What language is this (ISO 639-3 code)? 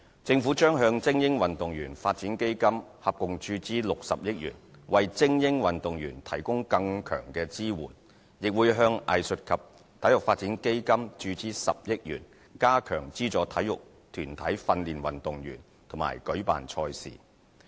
yue